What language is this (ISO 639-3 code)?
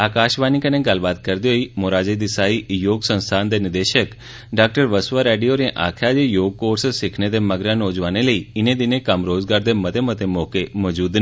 doi